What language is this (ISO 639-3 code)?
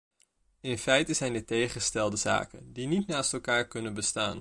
nld